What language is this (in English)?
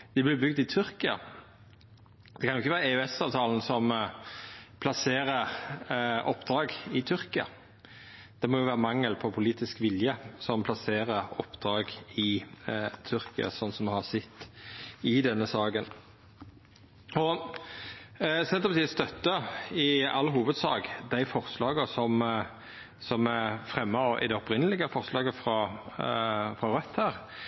Norwegian Nynorsk